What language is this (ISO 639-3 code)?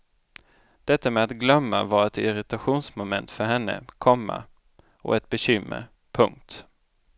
swe